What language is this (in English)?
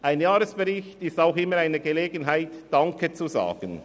Swiss German